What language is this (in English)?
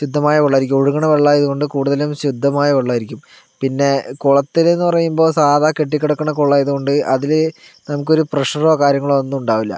Malayalam